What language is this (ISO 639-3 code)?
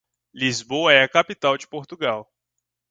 por